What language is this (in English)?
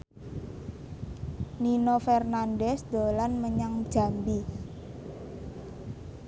Javanese